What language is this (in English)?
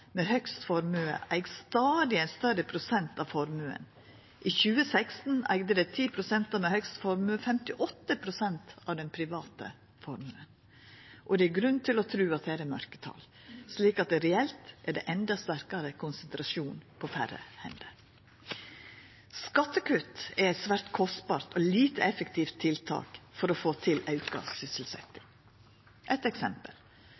Norwegian Nynorsk